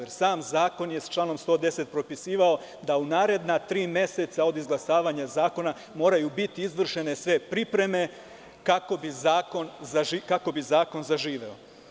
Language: Serbian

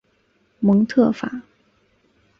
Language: Chinese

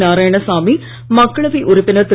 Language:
Tamil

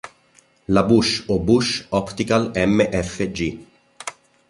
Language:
Italian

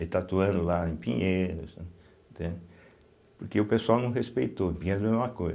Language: Portuguese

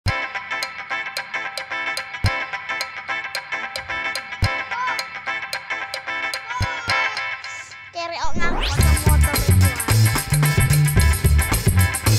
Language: Dutch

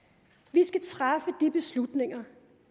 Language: Danish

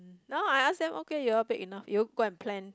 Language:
English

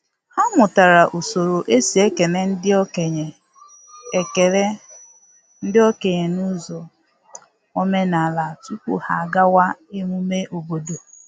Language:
Igbo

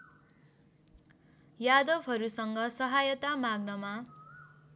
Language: Nepali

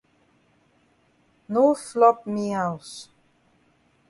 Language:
Cameroon Pidgin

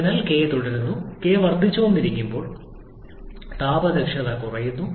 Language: Malayalam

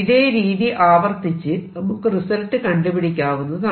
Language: Malayalam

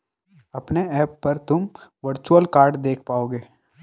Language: Hindi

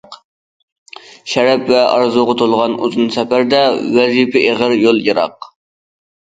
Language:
Uyghur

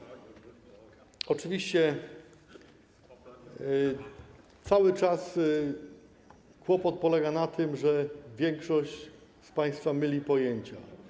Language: Polish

